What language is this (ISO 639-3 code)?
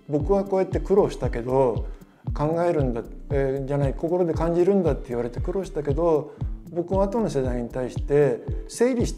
jpn